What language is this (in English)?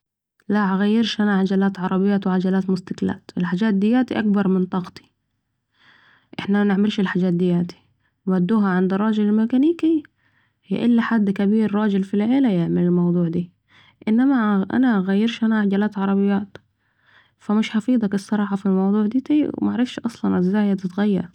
Saidi Arabic